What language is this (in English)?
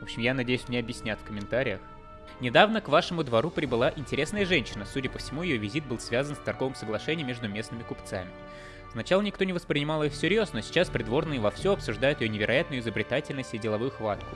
Russian